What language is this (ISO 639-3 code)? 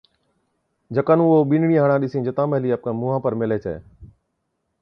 odk